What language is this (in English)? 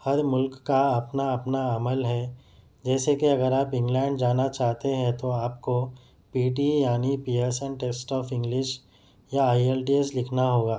Urdu